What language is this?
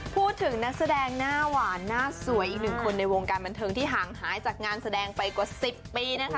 Thai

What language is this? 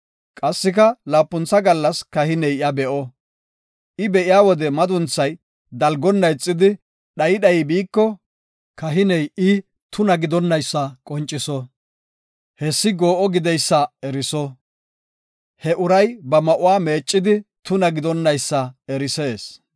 Gofa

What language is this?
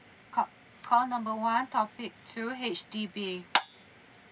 English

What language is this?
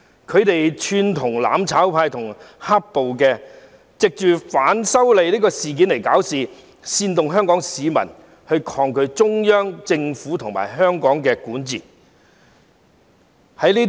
Cantonese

